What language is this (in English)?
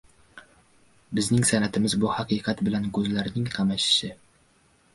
Uzbek